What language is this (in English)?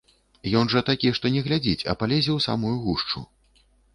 Belarusian